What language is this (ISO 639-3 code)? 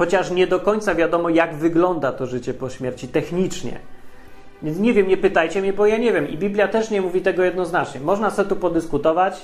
pol